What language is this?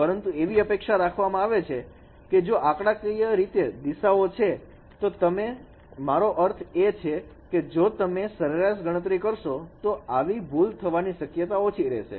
Gujarati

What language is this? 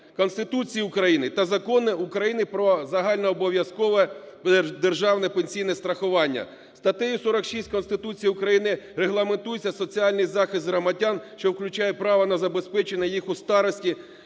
Ukrainian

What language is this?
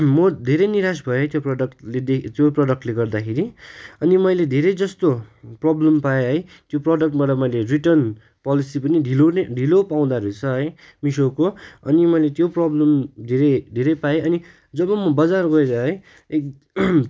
Nepali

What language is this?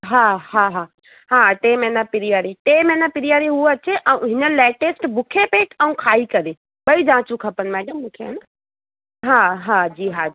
Sindhi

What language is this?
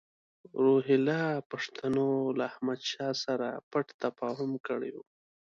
Pashto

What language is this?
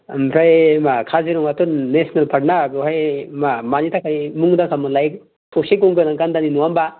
Bodo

